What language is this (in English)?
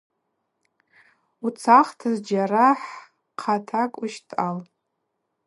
Abaza